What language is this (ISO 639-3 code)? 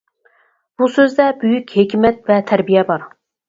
uig